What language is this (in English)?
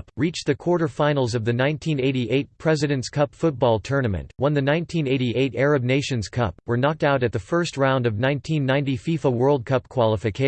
English